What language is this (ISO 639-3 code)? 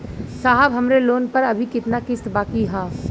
bho